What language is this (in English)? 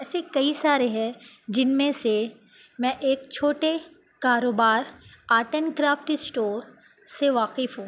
Urdu